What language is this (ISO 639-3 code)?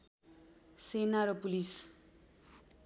nep